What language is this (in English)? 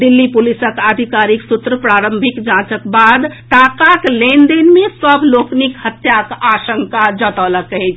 Maithili